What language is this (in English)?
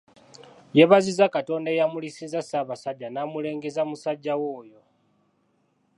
Ganda